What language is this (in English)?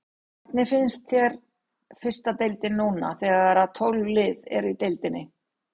Icelandic